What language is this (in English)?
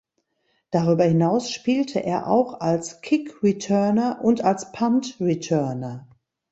German